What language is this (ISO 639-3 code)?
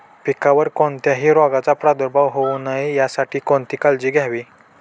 mar